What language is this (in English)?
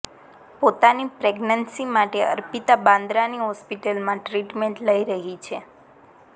Gujarati